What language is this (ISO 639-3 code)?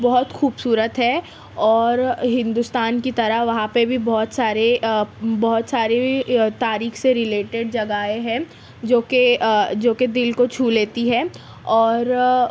urd